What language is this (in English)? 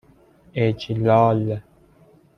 Persian